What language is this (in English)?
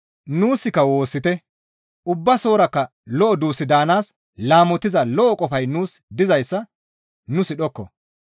Gamo